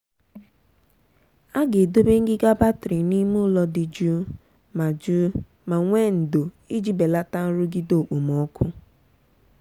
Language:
Igbo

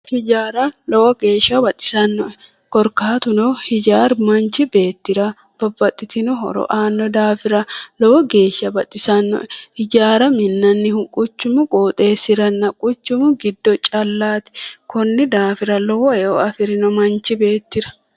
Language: Sidamo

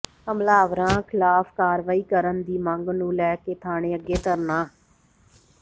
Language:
Punjabi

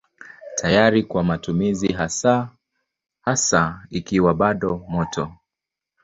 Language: Swahili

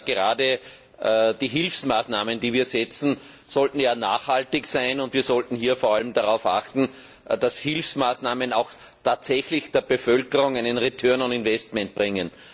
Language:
German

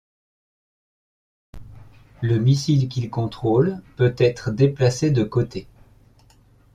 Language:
French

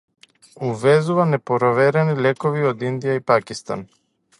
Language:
Macedonian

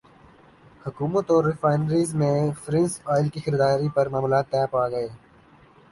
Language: Urdu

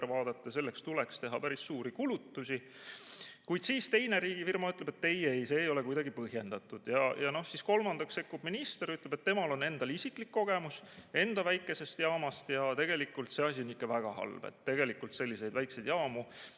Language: Estonian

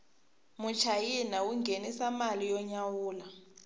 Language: Tsonga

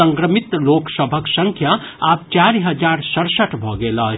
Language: Maithili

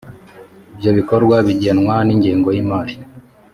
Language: Kinyarwanda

